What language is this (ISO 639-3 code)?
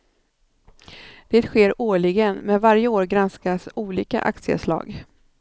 swe